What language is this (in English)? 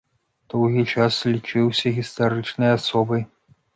Belarusian